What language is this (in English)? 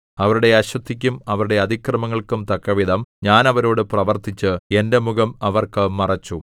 Malayalam